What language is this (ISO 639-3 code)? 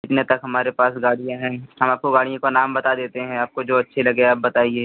hin